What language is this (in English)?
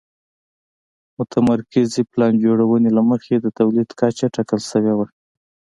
Pashto